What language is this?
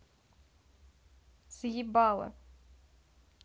Russian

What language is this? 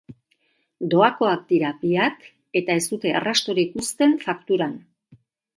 Basque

